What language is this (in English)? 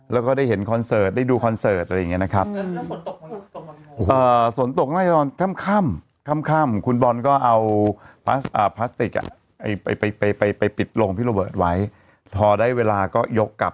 Thai